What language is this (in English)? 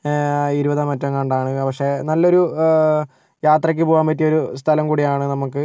Malayalam